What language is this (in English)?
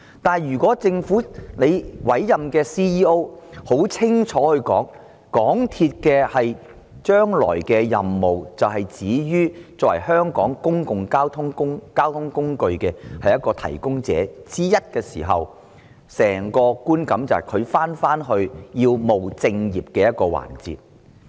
Cantonese